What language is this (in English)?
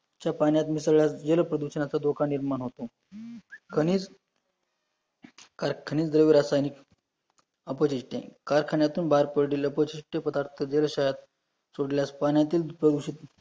Marathi